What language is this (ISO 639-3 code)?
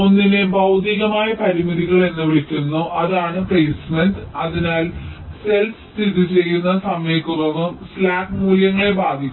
mal